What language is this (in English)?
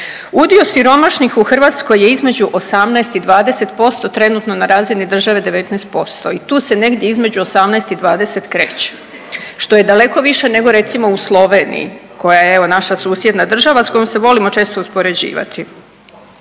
Croatian